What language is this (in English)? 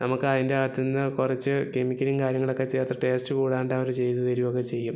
Malayalam